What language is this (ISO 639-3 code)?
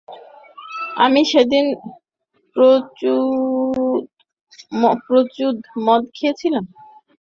ben